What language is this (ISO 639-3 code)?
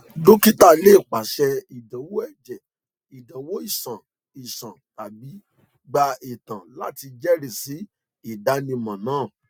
yor